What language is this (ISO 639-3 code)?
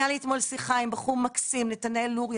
heb